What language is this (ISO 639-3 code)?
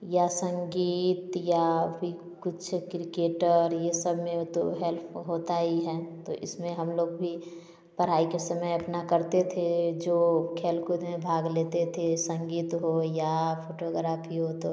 hin